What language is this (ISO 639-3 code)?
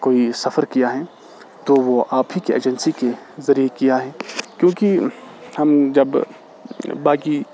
urd